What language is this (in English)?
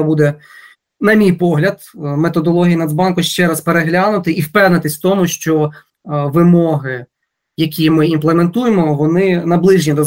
Ukrainian